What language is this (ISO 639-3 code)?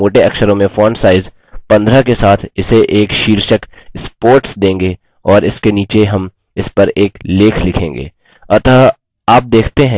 hin